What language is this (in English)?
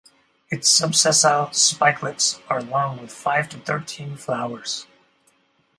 English